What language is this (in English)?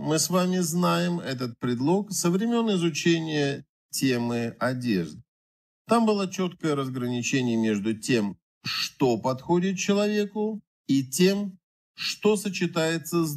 Russian